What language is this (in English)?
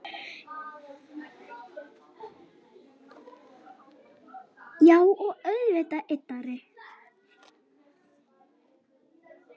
Icelandic